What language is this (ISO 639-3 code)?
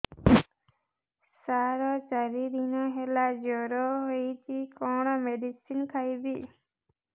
ori